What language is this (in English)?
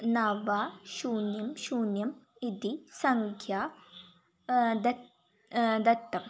Sanskrit